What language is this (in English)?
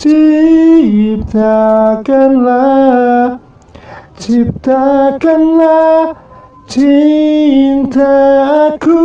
Indonesian